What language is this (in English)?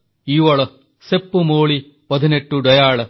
Odia